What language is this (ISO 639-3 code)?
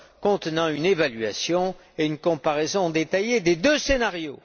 fra